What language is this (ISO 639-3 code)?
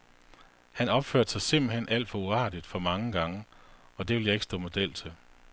dan